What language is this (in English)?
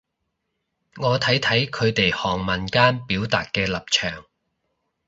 Cantonese